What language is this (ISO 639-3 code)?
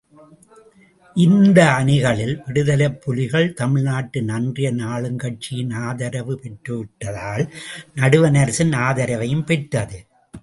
tam